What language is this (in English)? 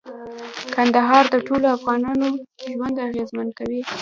Pashto